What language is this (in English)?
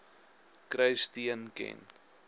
Afrikaans